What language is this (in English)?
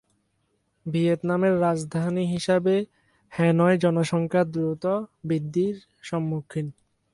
Bangla